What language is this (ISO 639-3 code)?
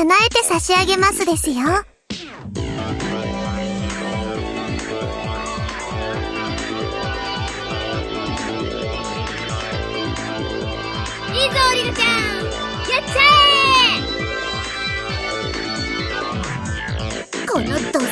jpn